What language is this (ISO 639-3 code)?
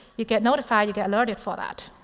eng